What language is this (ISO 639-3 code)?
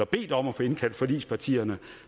dan